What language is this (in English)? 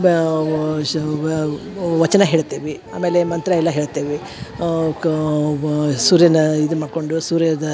Kannada